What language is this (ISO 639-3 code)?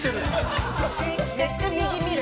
jpn